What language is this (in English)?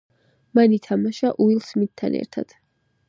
Georgian